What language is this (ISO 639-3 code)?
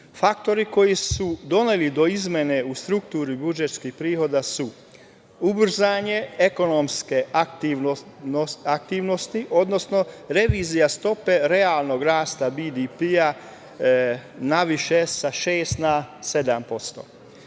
srp